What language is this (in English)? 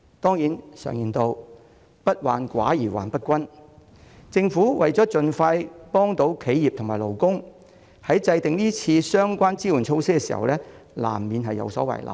Cantonese